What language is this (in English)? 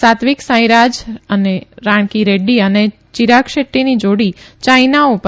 Gujarati